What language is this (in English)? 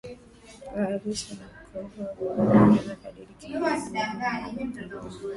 Swahili